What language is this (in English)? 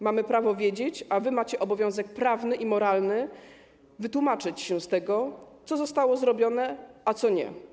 Polish